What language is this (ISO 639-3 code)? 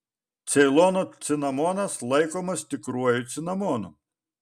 lit